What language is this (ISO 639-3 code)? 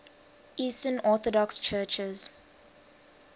eng